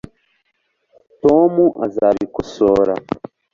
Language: Kinyarwanda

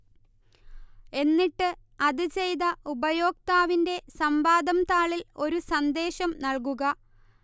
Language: Malayalam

